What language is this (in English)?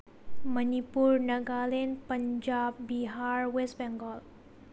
Manipuri